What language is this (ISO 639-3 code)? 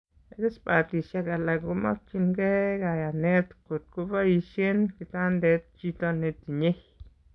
kln